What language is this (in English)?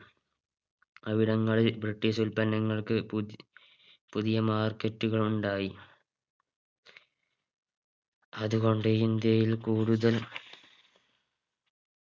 Malayalam